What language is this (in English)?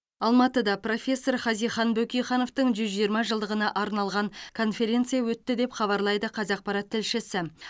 Kazakh